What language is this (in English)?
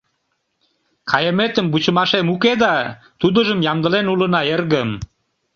Mari